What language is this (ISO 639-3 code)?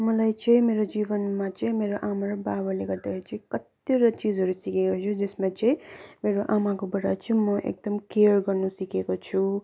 nep